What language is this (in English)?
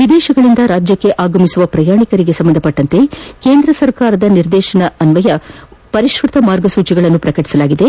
Kannada